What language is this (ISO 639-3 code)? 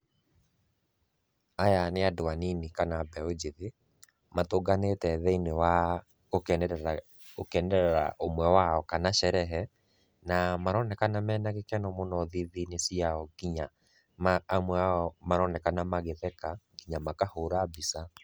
kik